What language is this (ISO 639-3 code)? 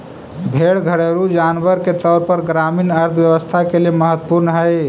mag